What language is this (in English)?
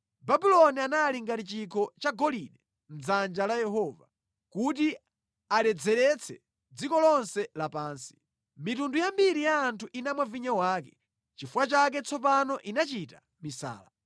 Nyanja